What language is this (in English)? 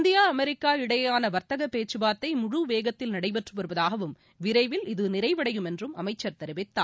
Tamil